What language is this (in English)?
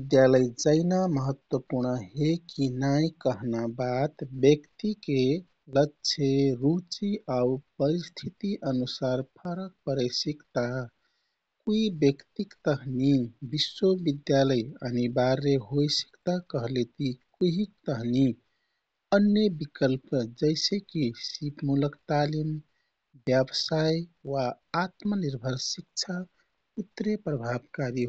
Kathoriya Tharu